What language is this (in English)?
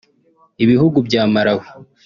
Kinyarwanda